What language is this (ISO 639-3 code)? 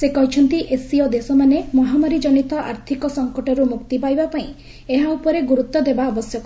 ori